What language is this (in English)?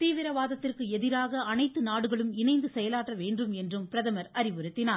Tamil